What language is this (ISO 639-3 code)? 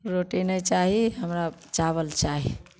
mai